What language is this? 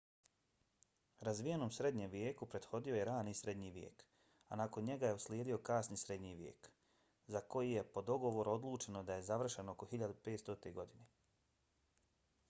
Bosnian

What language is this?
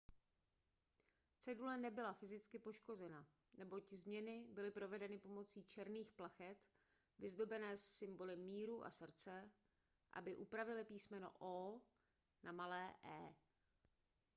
Czech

